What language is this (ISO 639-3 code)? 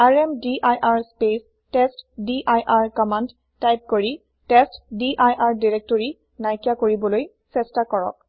asm